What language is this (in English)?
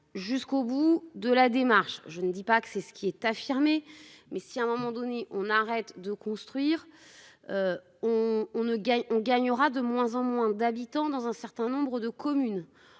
French